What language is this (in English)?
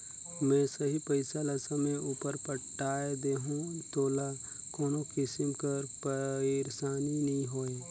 Chhattisgarhi